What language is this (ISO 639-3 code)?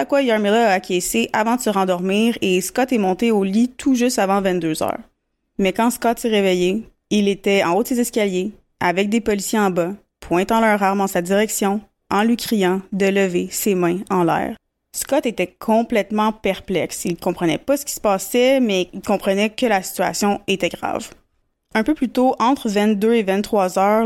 fra